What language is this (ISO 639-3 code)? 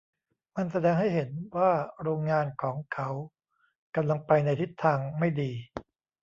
tha